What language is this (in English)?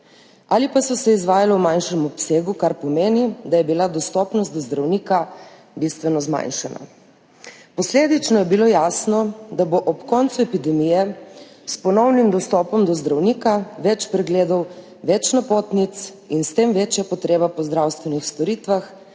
Slovenian